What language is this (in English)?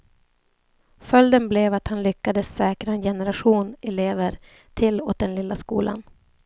Swedish